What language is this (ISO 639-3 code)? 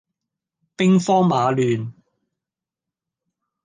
yue